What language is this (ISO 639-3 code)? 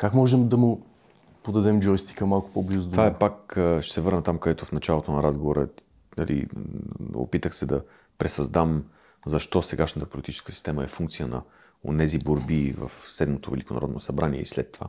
bul